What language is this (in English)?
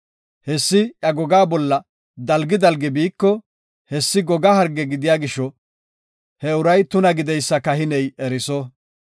Gofa